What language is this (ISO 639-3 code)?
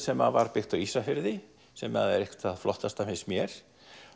isl